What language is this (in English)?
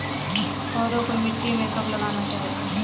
Hindi